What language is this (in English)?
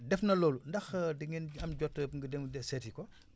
Wolof